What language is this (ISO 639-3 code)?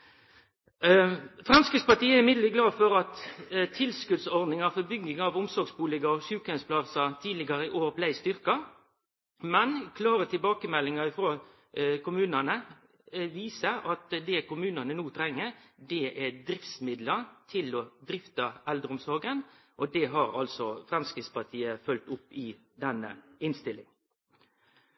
nno